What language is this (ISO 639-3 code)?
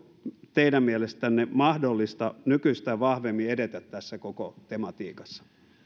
fin